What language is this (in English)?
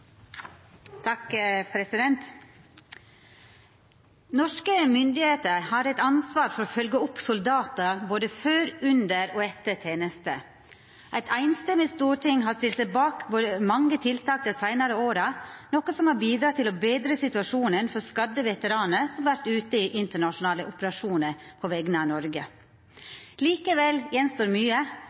Norwegian Nynorsk